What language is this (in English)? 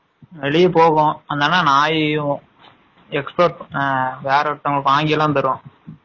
Tamil